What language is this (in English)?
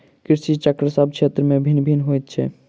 Maithili